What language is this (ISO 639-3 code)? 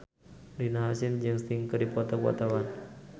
sun